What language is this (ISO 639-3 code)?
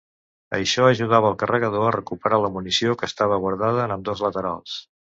cat